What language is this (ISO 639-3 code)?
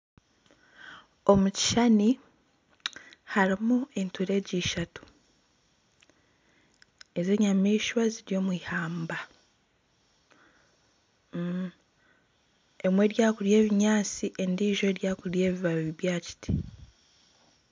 nyn